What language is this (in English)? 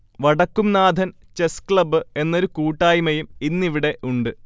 Malayalam